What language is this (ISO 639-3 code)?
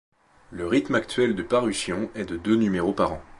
fra